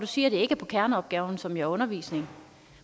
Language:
Danish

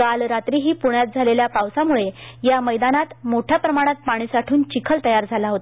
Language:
Marathi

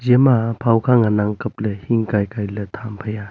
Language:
Wancho Naga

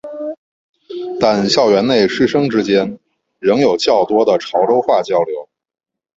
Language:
Chinese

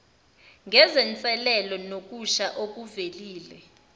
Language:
Zulu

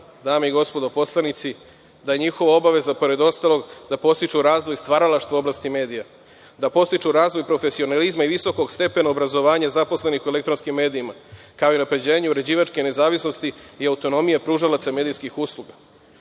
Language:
Serbian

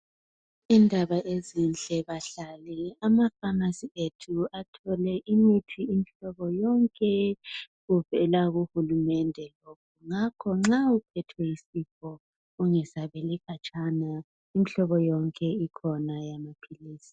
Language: North Ndebele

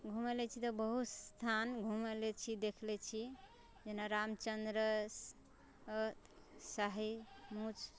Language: Maithili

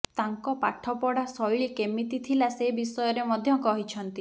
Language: Odia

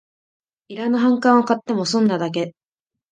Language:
Japanese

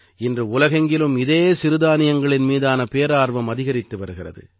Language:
Tamil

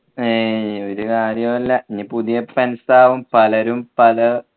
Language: Malayalam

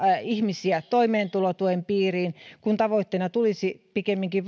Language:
Finnish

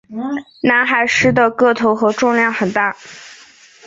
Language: Chinese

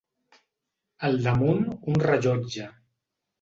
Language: Catalan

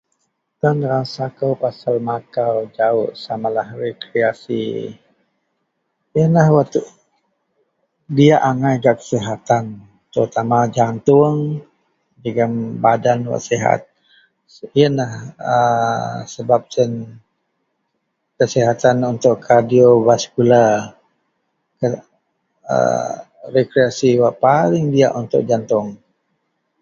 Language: Central Melanau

